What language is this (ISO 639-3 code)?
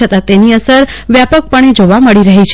guj